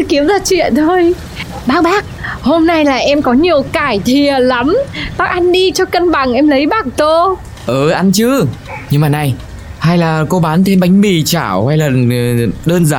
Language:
Vietnamese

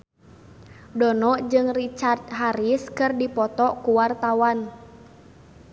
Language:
Sundanese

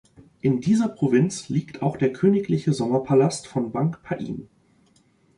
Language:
German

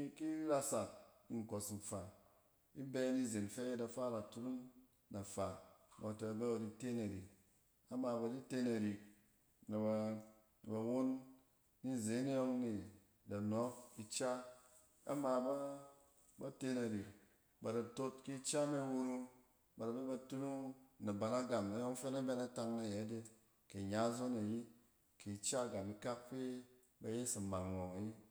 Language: Cen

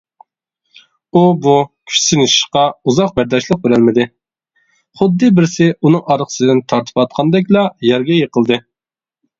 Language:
Uyghur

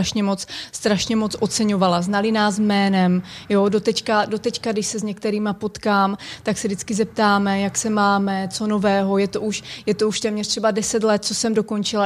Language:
Czech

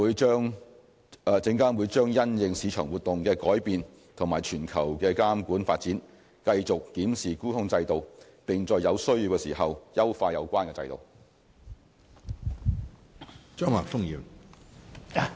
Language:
Cantonese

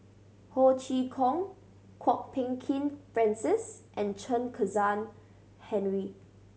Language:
English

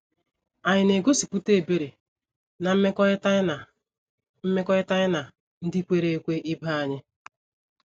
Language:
Igbo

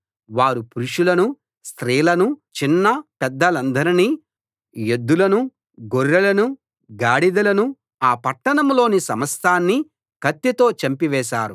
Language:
Telugu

